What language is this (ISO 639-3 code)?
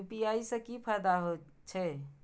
mai